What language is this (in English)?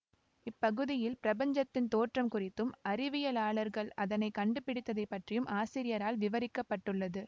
Tamil